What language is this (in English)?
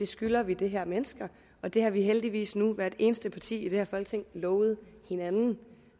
Danish